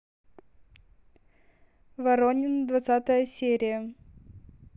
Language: Russian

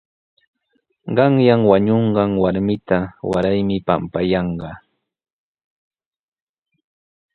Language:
Sihuas Ancash Quechua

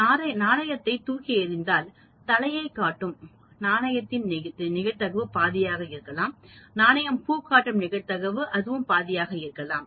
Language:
Tamil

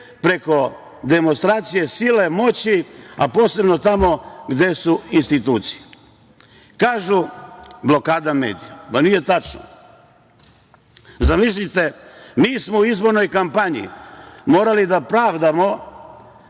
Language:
Serbian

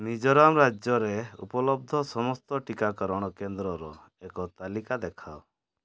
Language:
Odia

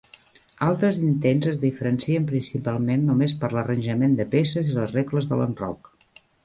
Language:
Catalan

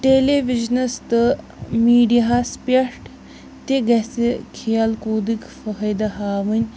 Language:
Kashmiri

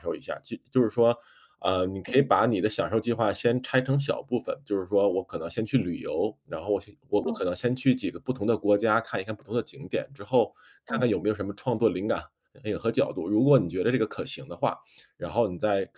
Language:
Chinese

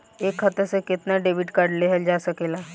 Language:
Bhojpuri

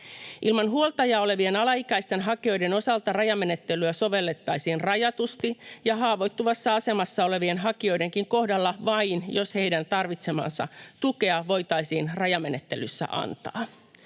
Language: Finnish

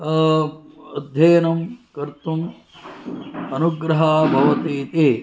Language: Sanskrit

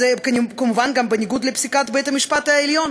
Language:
Hebrew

